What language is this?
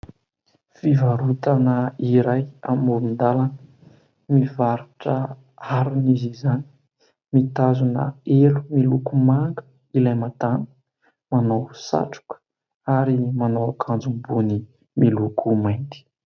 Malagasy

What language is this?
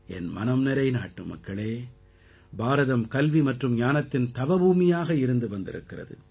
Tamil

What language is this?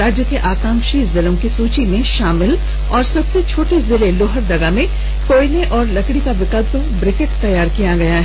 Hindi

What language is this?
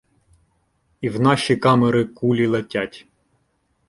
Ukrainian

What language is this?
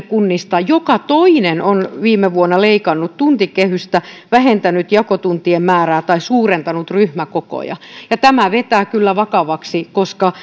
Finnish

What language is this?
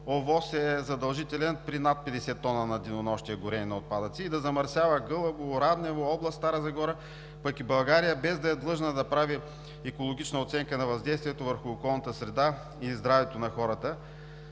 Bulgarian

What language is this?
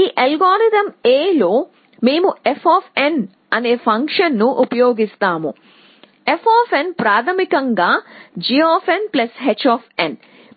Telugu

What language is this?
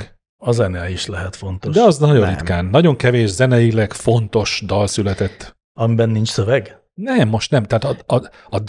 Hungarian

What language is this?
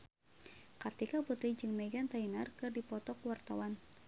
Sundanese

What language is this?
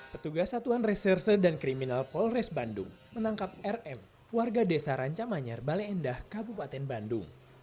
Indonesian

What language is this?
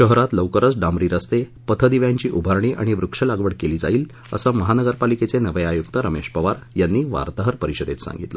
Marathi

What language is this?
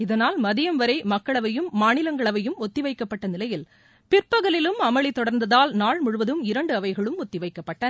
Tamil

